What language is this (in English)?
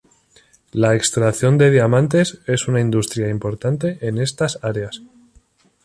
Spanish